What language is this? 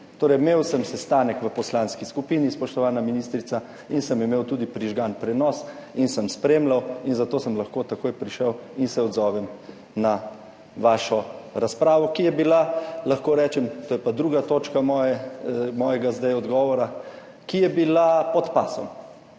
Slovenian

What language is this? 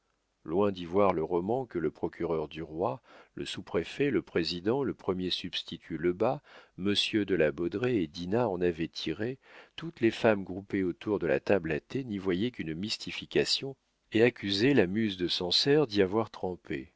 French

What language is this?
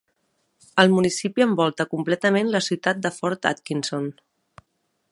Catalan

